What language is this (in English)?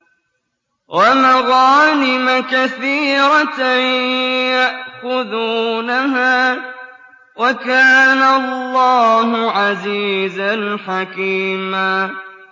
Arabic